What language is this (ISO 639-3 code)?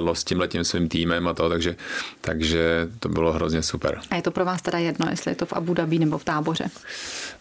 ces